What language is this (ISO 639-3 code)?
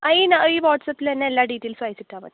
mal